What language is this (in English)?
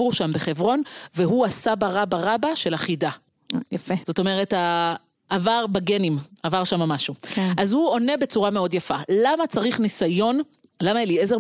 Hebrew